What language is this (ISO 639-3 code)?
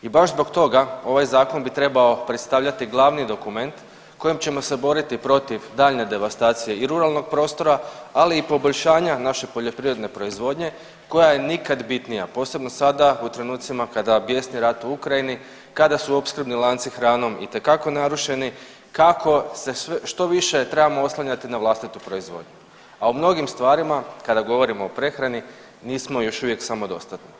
hrv